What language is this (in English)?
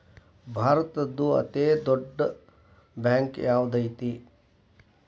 Kannada